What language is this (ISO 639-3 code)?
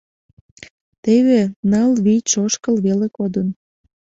chm